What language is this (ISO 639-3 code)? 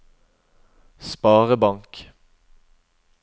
nor